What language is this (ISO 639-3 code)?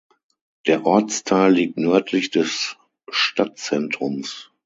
deu